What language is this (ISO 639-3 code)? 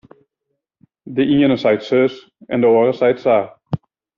fry